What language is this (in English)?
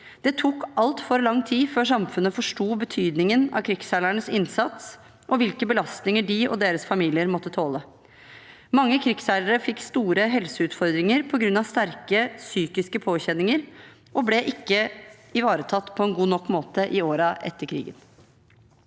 Norwegian